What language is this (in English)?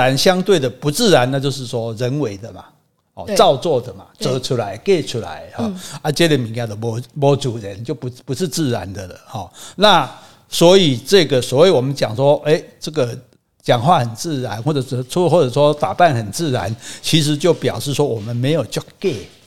Chinese